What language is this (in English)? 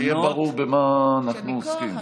Hebrew